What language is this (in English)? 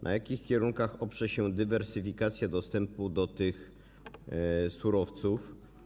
Polish